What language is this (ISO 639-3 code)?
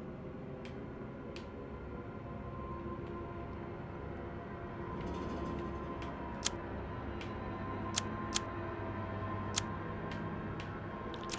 tur